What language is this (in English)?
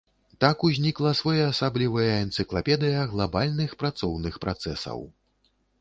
Belarusian